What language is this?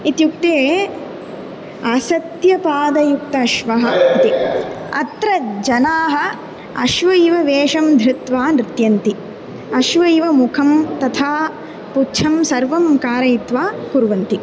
Sanskrit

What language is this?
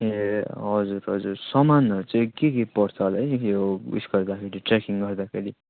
Nepali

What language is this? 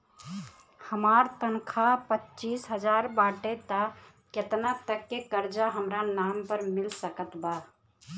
Bhojpuri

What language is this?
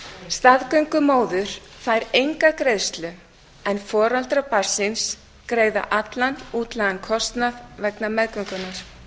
Icelandic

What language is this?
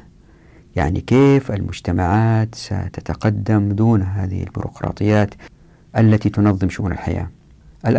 Arabic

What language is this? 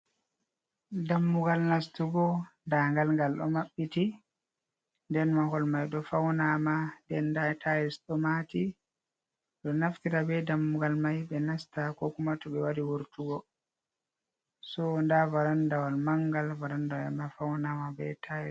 Fula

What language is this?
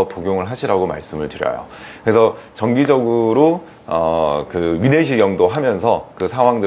Korean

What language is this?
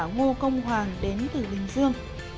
Vietnamese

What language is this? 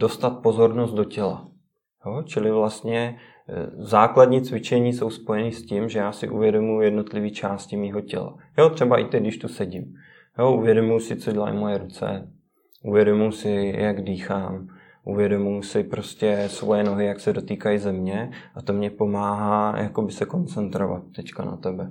Czech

